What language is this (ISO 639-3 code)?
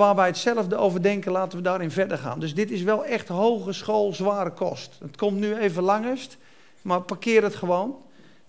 nld